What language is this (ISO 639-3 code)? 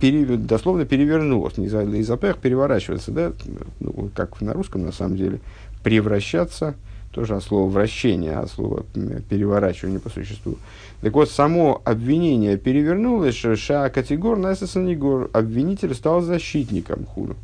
rus